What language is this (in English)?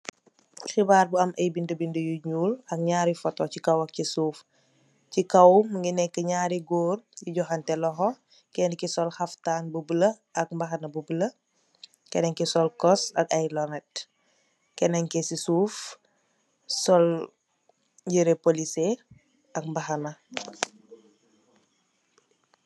Wolof